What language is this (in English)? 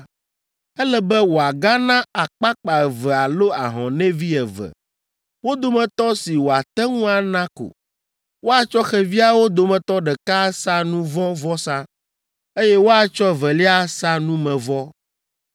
Ewe